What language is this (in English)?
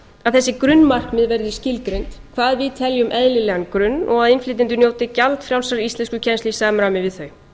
Icelandic